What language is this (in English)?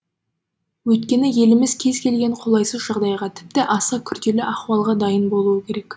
Kazakh